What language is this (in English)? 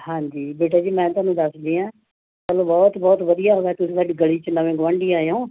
Punjabi